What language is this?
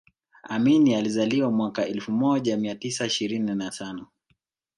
Swahili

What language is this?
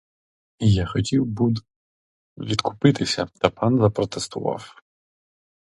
Ukrainian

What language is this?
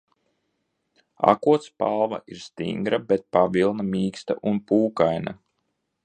Latvian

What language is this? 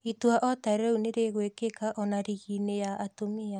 Kikuyu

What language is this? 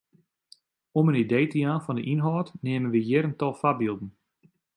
Western Frisian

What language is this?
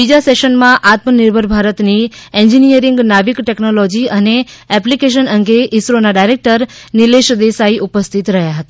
Gujarati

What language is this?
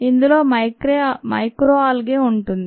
Telugu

